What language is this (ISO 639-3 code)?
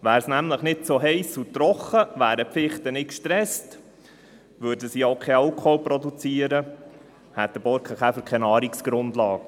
gsw